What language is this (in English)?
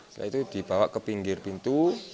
Indonesian